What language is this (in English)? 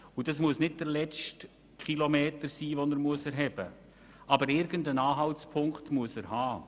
Swiss German